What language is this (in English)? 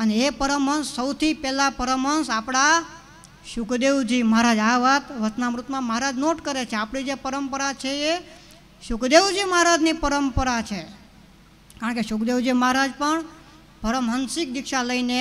Gujarati